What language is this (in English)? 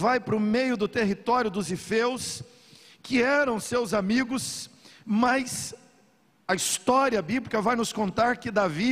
Portuguese